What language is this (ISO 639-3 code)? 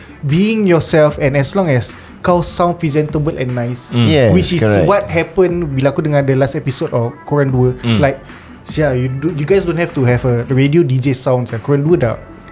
msa